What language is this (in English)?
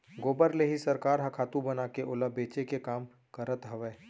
Chhattisgarhi